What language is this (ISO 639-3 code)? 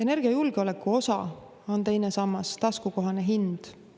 est